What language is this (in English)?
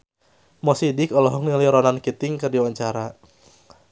Sundanese